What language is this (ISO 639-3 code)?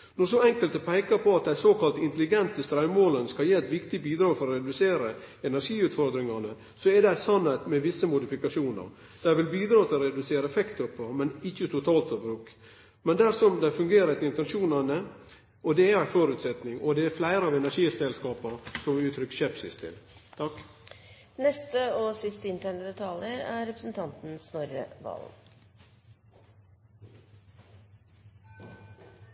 nor